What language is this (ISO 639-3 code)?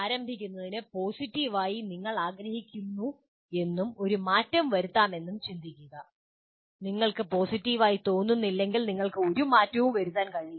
mal